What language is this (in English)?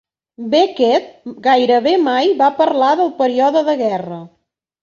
Catalan